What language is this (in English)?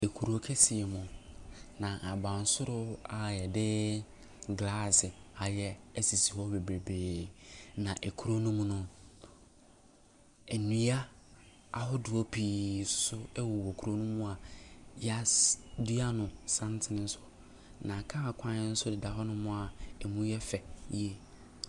Akan